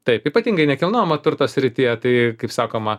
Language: Lithuanian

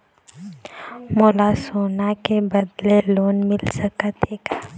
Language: Chhattisgarhi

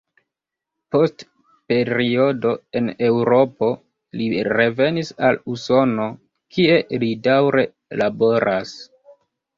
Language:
Esperanto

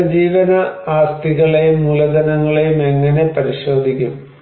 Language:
Malayalam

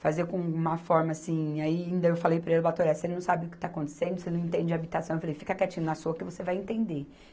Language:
Portuguese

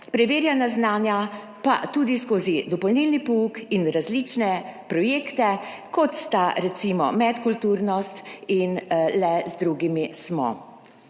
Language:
Slovenian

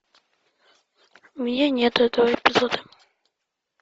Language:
Russian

